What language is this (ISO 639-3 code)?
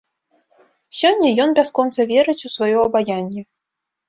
bel